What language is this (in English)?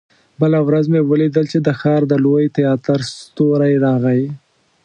Pashto